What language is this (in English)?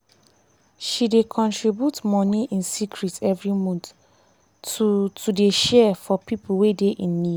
Nigerian Pidgin